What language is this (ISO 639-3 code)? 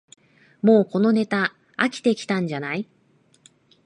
jpn